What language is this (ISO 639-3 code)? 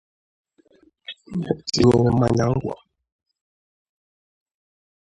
ibo